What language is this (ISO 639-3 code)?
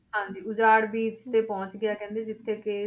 pan